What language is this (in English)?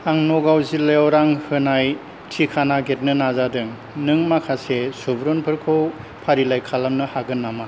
Bodo